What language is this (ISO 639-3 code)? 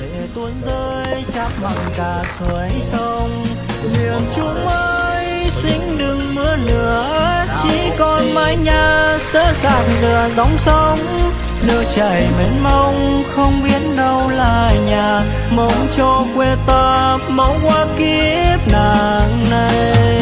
vie